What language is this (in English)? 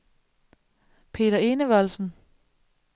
Danish